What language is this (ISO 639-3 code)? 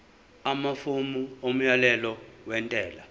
zul